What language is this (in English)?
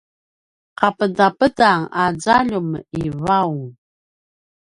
Paiwan